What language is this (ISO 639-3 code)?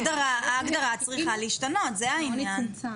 heb